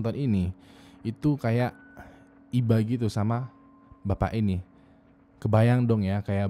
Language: Indonesian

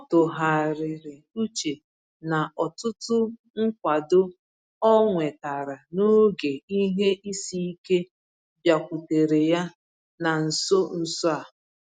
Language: Igbo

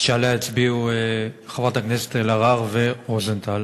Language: Hebrew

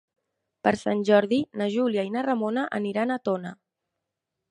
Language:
Catalan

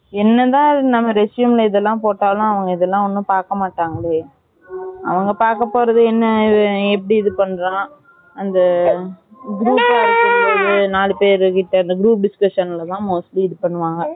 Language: Tamil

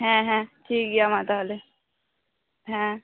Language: Santali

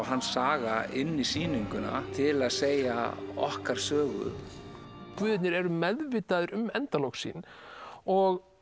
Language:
Icelandic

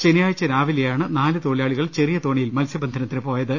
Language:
Malayalam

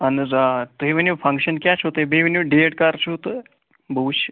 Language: Kashmiri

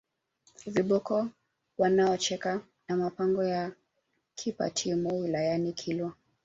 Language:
Swahili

